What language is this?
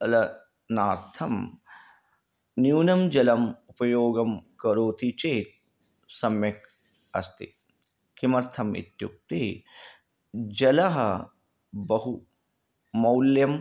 Sanskrit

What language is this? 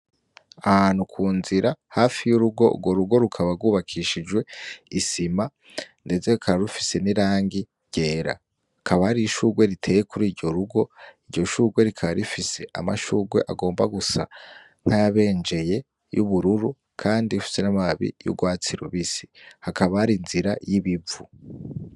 Rundi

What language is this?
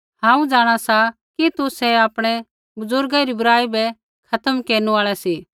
Kullu Pahari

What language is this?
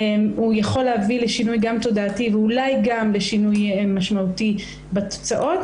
Hebrew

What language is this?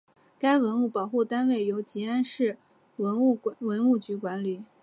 Chinese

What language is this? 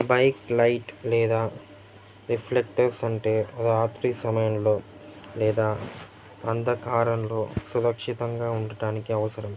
Telugu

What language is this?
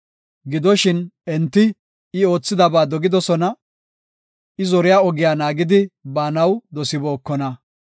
Gofa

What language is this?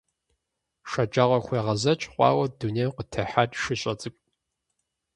Kabardian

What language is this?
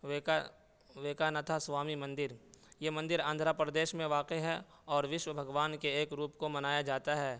Urdu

